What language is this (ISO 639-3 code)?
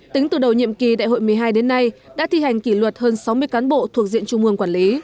vie